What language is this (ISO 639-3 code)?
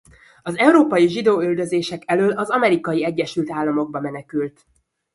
hun